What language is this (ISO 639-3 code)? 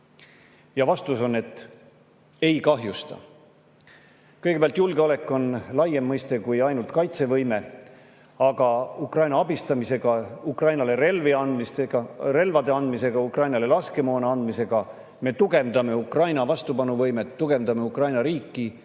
est